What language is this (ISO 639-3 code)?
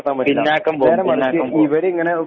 mal